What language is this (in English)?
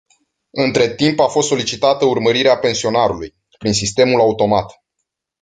Romanian